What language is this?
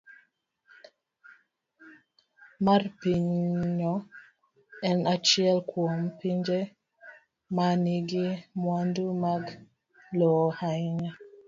Luo (Kenya and Tanzania)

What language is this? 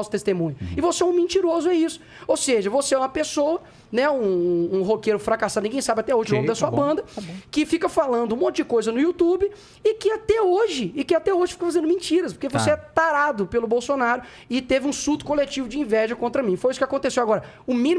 Portuguese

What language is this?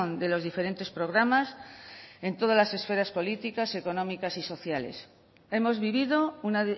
Spanish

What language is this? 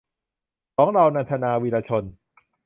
Thai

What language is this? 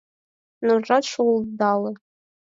Mari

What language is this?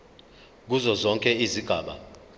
Zulu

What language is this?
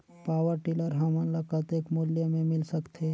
Chhattisgarhi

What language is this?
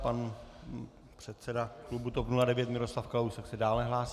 Czech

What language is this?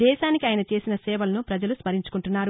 Telugu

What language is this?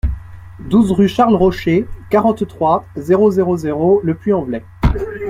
French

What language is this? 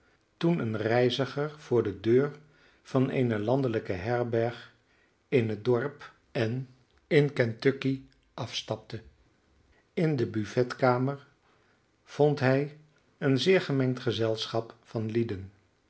Dutch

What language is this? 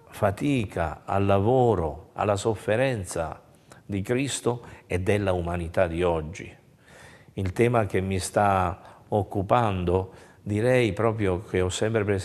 Italian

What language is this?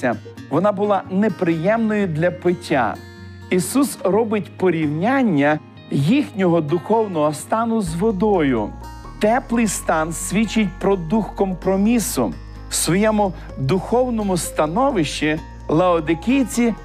Ukrainian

